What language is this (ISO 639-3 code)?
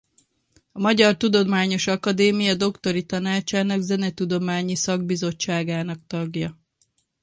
hun